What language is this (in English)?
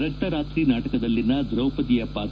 Kannada